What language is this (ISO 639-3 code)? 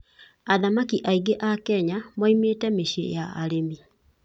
kik